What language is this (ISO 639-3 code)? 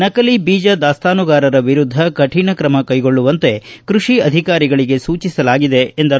kan